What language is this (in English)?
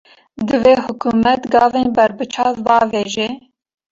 Kurdish